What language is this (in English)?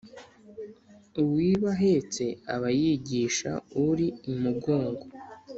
Kinyarwanda